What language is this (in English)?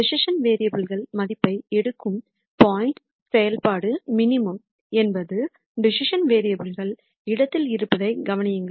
Tamil